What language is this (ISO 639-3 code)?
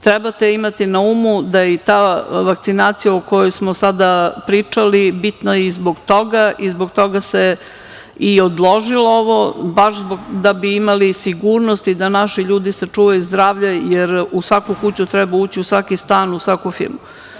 srp